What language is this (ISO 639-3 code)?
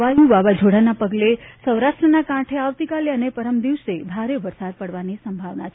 guj